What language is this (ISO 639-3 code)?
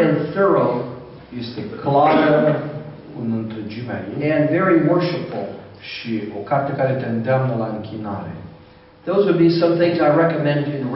ron